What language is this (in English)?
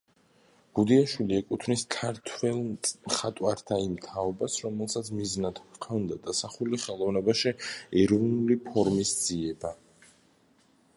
Georgian